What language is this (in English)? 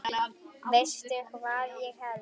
Icelandic